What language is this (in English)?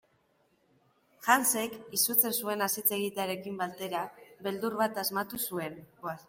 Basque